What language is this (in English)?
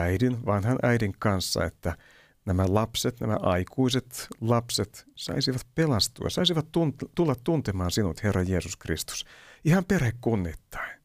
Finnish